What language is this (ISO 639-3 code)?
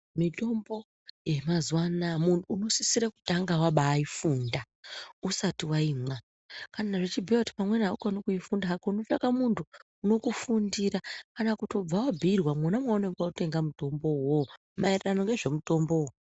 ndc